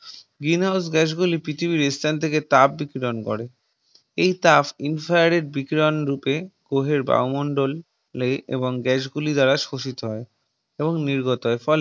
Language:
Bangla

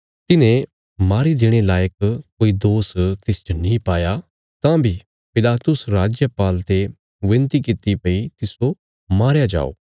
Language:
Bilaspuri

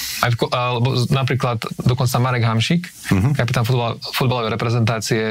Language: Slovak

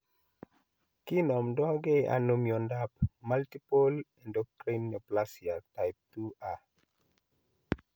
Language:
Kalenjin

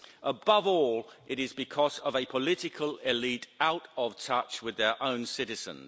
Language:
English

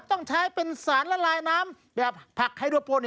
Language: Thai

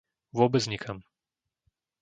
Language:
Slovak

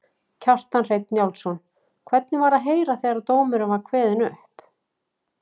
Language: Icelandic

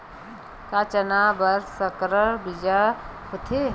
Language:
Chhattisgarhi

